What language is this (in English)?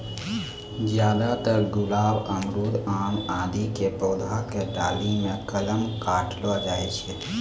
Maithili